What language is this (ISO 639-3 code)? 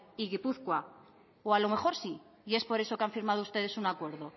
spa